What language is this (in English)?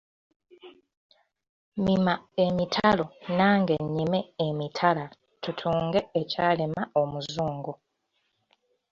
Ganda